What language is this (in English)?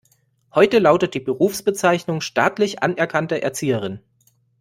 German